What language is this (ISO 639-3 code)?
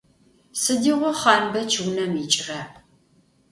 ady